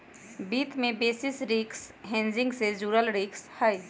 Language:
Magahi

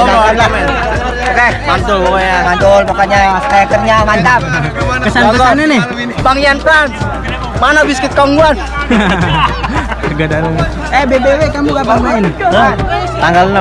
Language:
Indonesian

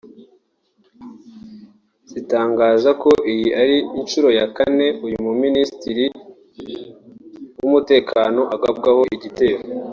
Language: Kinyarwanda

